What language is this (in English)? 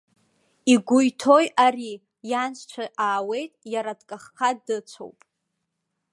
Abkhazian